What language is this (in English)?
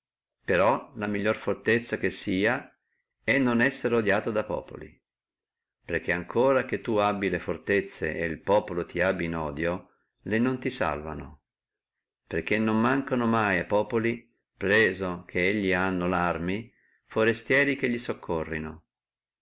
Italian